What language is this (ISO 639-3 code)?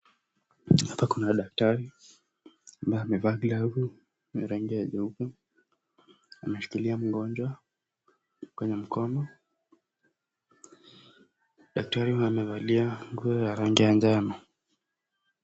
swa